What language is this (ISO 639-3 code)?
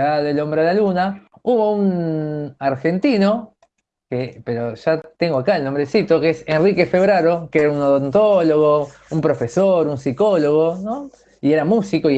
spa